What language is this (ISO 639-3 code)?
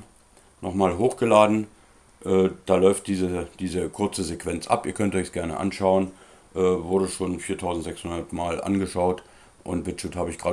deu